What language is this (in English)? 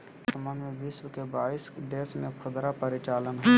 Magahi